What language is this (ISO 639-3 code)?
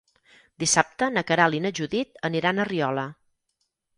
cat